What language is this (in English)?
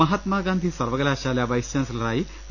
Malayalam